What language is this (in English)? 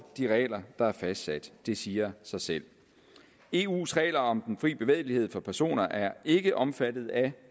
Danish